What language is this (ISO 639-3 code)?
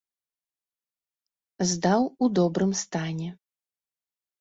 bel